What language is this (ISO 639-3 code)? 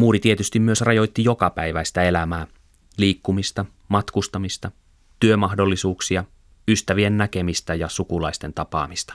fin